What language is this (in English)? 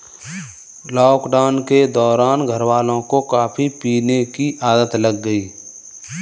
Hindi